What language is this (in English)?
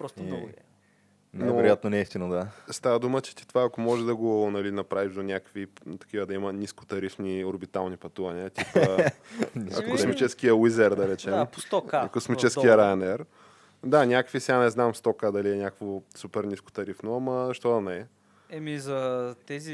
Bulgarian